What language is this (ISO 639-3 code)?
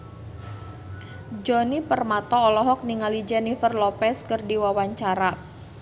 sun